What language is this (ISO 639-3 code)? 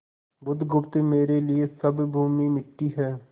hin